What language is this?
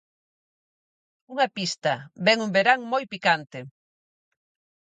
Galician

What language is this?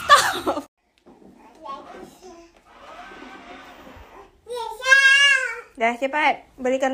Indonesian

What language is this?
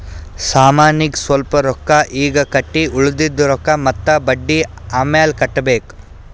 Kannada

